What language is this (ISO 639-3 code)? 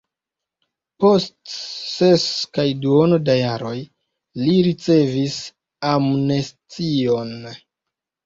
epo